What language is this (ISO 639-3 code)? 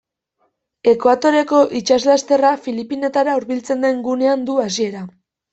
eus